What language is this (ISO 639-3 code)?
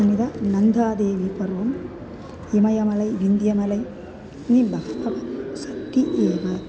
san